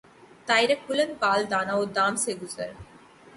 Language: Urdu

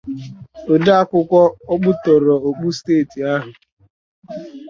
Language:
Igbo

